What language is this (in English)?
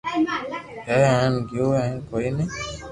Loarki